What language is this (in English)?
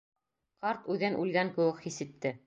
Bashkir